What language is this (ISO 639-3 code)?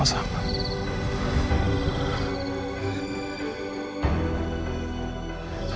ind